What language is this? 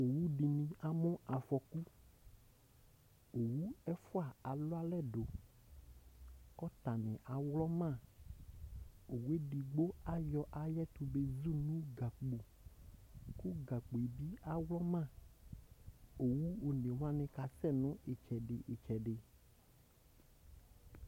Ikposo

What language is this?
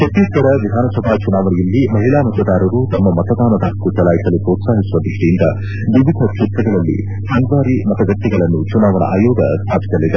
Kannada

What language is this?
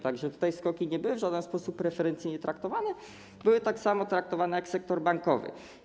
Polish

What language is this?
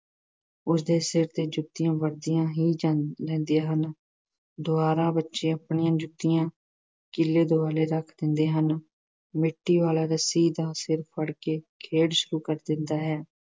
Punjabi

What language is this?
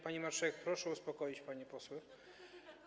Polish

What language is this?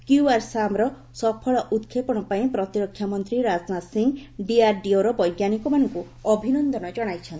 Odia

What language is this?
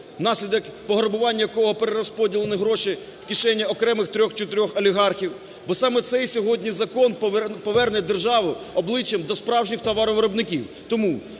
Ukrainian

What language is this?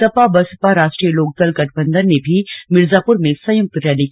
Hindi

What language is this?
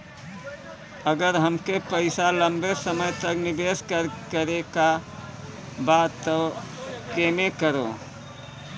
Bhojpuri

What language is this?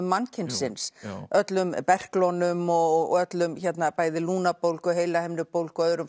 Icelandic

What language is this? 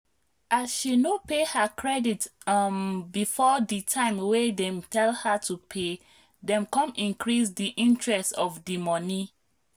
Nigerian Pidgin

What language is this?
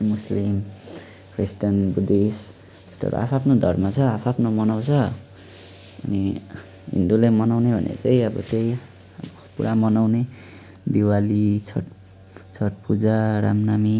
Nepali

